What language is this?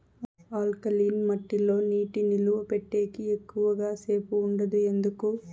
Telugu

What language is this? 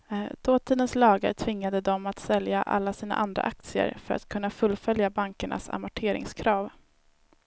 Swedish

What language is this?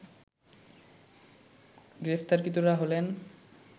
Bangla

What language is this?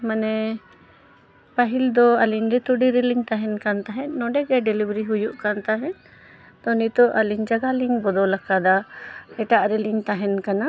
Santali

